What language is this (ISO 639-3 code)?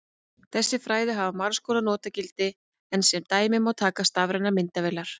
isl